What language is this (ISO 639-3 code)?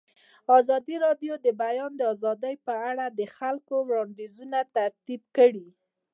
pus